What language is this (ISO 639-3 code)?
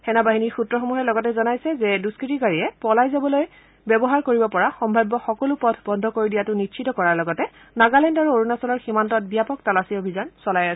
asm